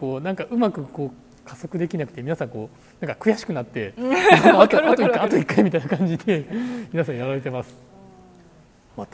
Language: Japanese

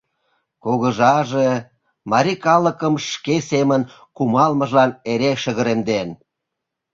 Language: Mari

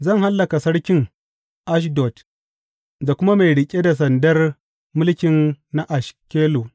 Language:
Hausa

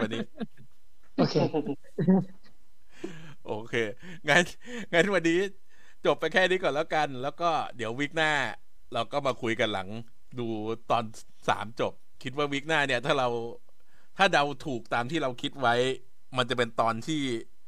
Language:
Thai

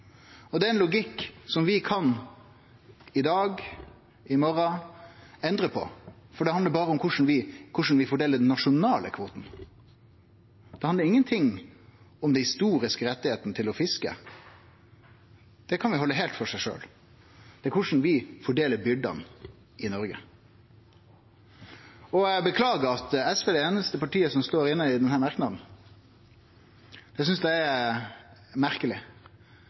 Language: Norwegian Nynorsk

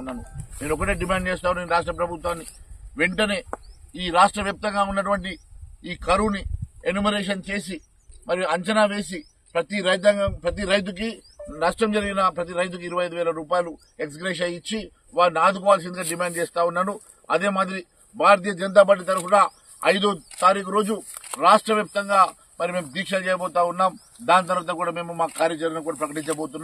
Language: Telugu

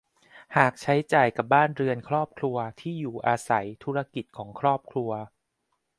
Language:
Thai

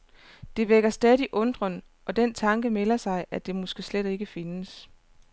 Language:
Danish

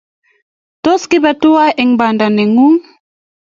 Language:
Kalenjin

